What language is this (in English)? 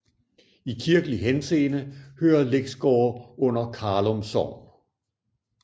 Danish